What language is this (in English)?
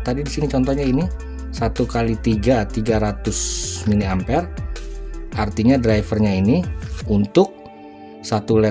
Indonesian